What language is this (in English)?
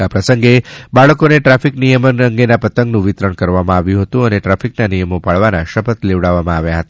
Gujarati